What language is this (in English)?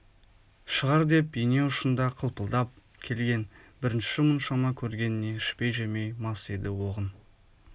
Kazakh